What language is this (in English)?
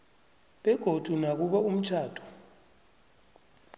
South Ndebele